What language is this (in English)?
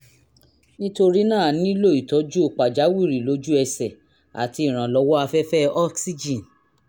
Yoruba